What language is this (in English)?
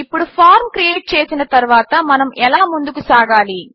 Telugu